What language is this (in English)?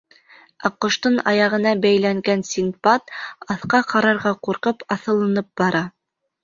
Bashkir